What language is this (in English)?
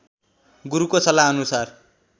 Nepali